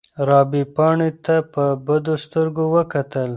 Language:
Pashto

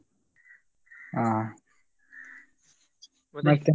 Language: Kannada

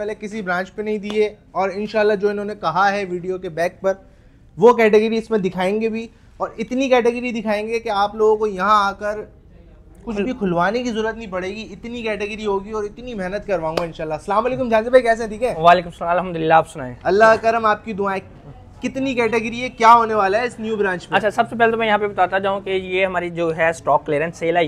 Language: Hindi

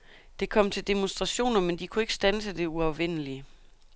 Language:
Danish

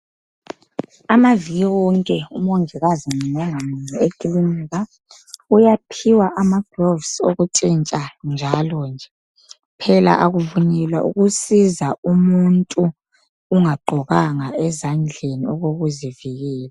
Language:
North Ndebele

